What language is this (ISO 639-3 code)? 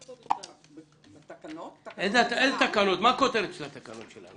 heb